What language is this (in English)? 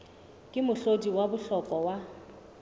Southern Sotho